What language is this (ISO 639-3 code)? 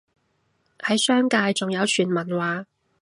yue